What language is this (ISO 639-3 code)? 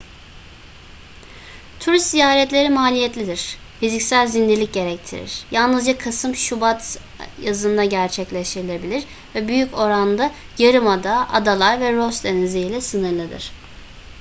tur